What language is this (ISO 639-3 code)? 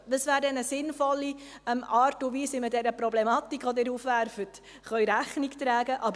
gsw